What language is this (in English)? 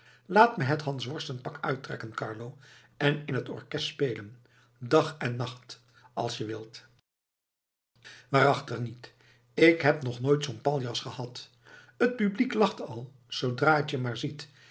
Dutch